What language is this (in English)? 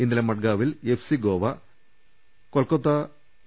Malayalam